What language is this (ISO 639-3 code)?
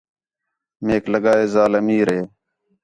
xhe